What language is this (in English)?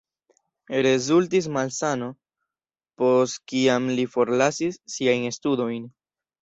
Esperanto